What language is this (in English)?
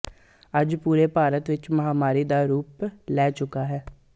Punjabi